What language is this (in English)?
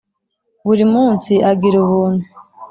Kinyarwanda